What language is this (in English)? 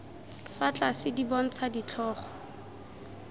Tswana